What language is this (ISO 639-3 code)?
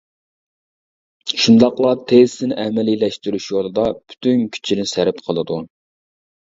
uig